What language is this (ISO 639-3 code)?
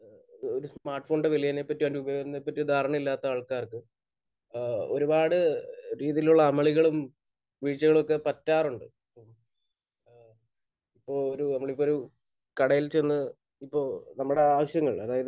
mal